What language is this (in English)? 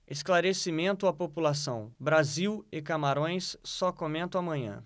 Portuguese